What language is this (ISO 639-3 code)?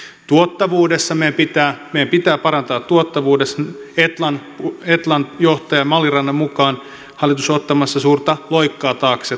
fin